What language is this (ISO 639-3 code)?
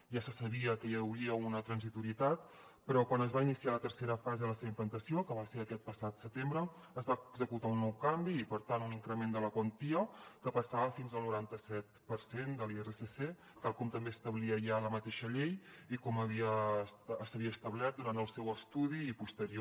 cat